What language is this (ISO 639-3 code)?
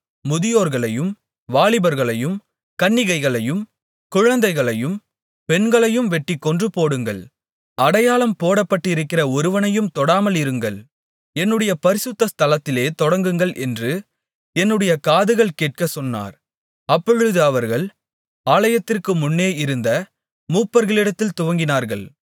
tam